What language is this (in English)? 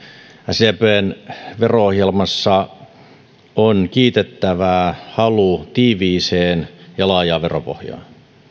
Finnish